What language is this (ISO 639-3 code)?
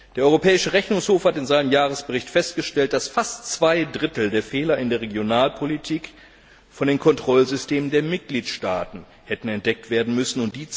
deu